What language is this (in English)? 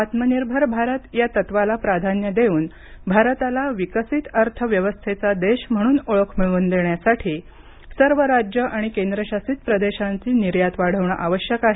Marathi